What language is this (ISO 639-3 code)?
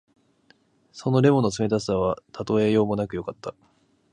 jpn